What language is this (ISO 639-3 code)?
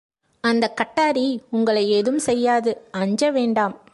tam